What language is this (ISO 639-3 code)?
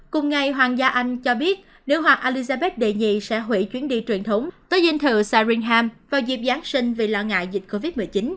vie